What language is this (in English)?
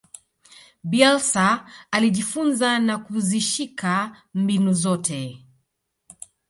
Swahili